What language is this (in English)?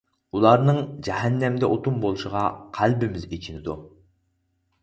Uyghur